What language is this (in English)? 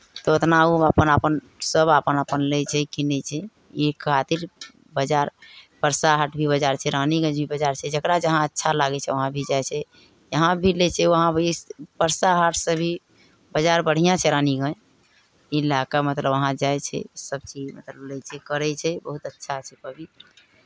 Maithili